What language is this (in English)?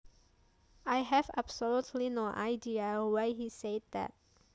Javanese